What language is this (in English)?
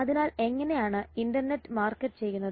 Malayalam